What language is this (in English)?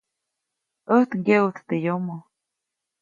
Copainalá Zoque